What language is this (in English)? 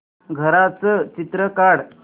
Marathi